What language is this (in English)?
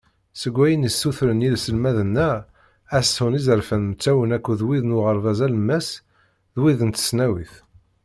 Kabyle